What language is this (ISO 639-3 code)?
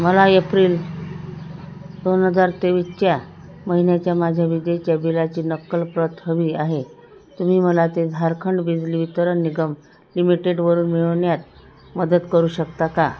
mar